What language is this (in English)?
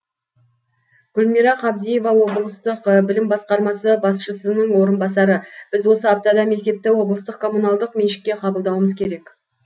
Kazakh